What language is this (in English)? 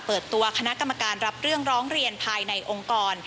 Thai